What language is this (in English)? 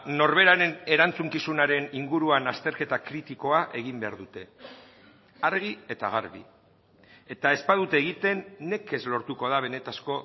Basque